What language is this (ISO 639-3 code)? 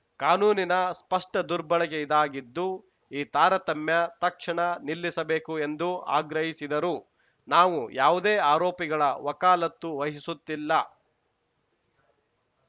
kan